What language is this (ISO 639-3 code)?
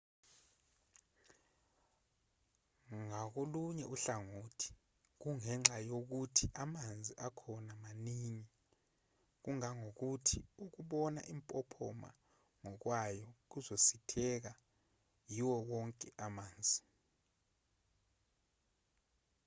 zul